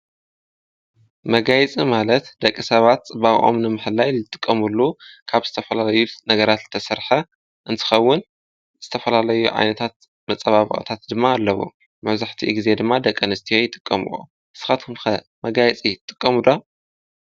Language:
Tigrinya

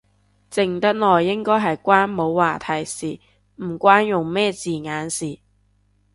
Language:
Cantonese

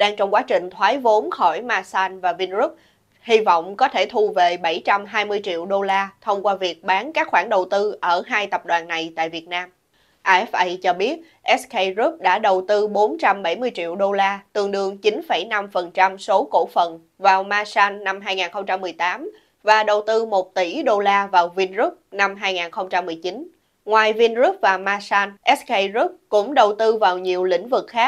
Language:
Vietnamese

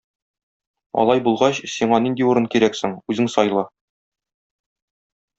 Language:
Tatar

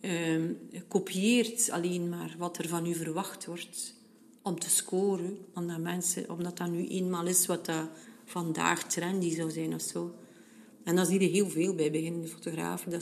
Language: Dutch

